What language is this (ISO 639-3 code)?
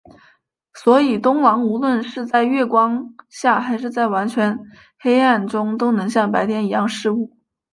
zho